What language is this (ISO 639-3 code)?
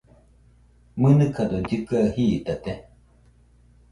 hux